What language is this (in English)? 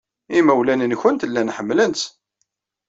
Kabyle